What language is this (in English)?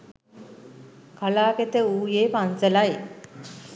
Sinhala